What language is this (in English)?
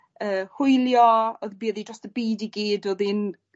Welsh